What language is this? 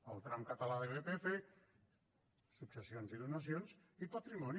Catalan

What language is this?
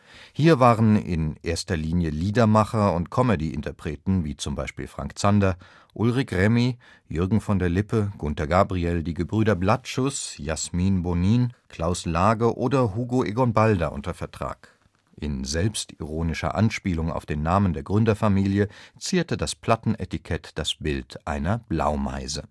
German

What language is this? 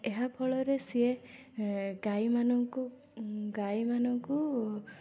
Odia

